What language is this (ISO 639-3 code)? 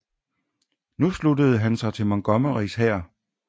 dan